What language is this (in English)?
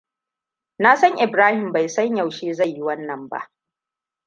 Hausa